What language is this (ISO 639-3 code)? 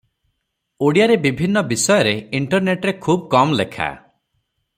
ori